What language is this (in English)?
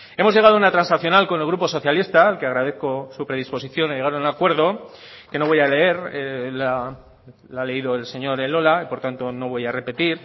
Spanish